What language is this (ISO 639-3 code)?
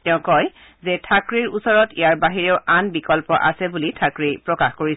asm